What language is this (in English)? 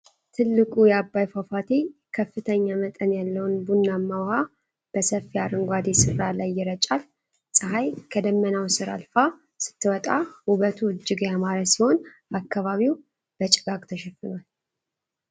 Amharic